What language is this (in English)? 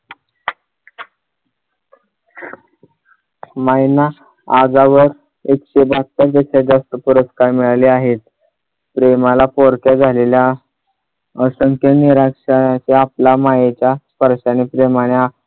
Marathi